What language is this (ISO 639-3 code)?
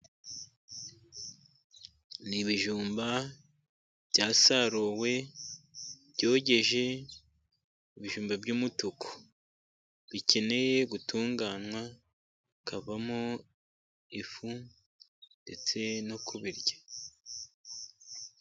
kin